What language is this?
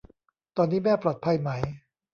Thai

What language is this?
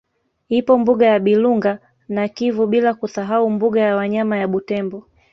Swahili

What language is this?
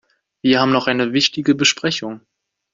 German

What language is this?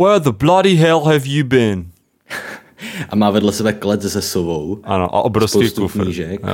Czech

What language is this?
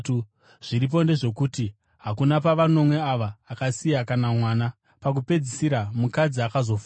Shona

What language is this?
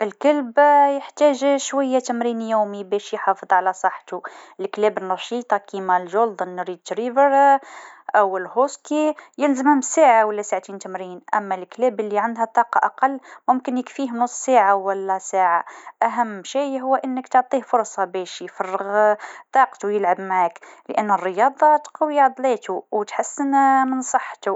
Tunisian Arabic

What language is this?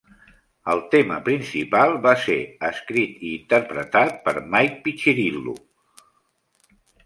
Catalan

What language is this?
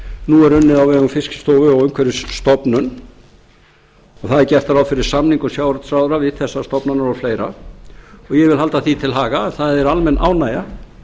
Icelandic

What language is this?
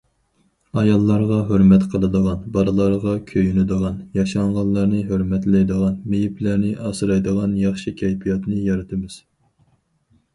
Uyghur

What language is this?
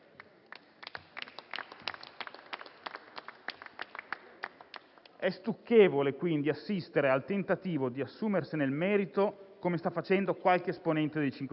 Italian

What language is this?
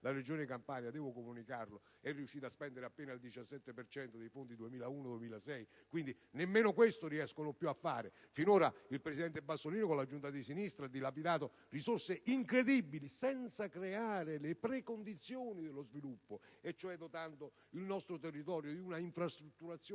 Italian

